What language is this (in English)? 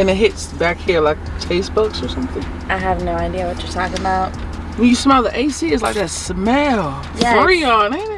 English